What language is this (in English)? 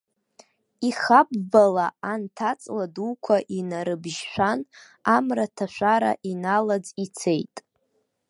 Abkhazian